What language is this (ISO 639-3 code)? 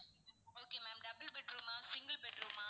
tam